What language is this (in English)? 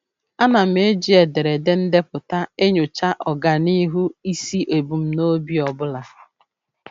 Igbo